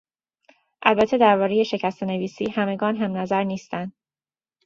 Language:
Persian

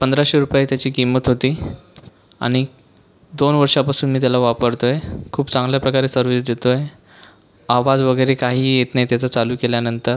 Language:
Marathi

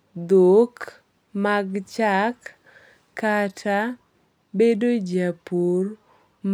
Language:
Luo (Kenya and Tanzania)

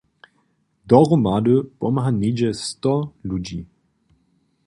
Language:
Upper Sorbian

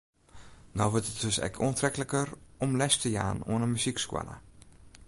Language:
Western Frisian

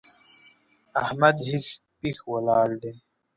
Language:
Pashto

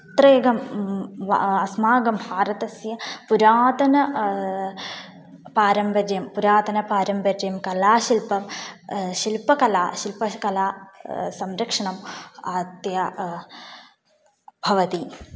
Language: Sanskrit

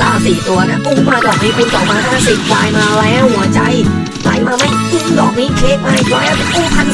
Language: Thai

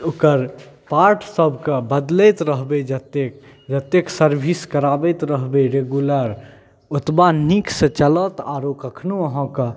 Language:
Maithili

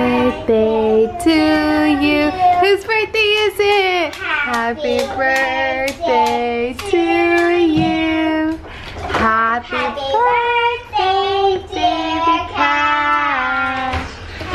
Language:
English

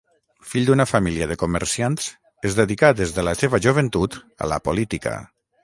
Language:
Catalan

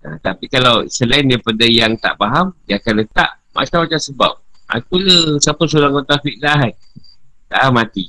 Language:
Malay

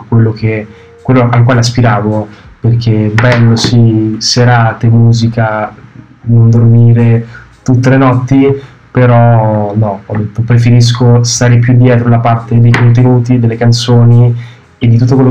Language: Italian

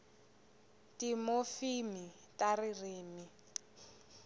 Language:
Tsonga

